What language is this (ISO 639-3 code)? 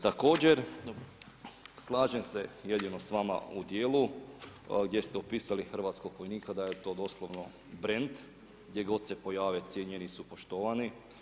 hrv